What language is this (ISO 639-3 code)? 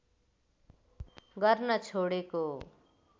nep